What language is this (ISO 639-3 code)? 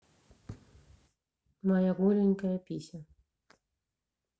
rus